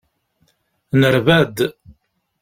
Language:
Kabyle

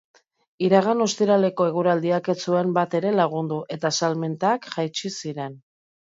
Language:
Basque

